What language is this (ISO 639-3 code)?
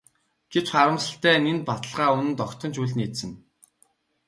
mon